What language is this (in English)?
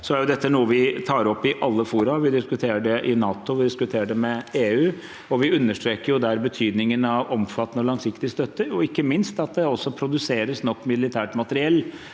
Norwegian